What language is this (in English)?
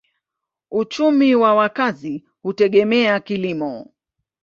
Swahili